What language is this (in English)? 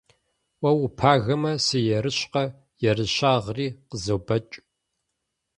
Kabardian